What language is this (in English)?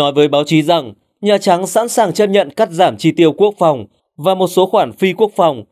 Vietnamese